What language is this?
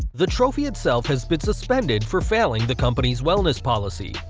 English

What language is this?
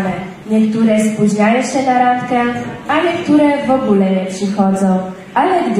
Polish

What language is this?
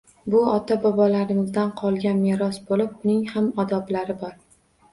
Uzbek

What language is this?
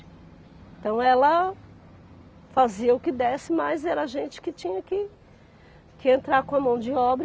Portuguese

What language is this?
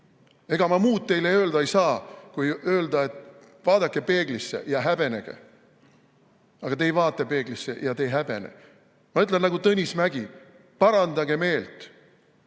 Estonian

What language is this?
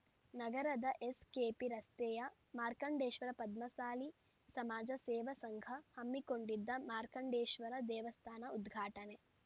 Kannada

